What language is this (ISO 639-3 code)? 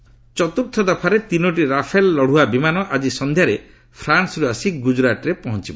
ori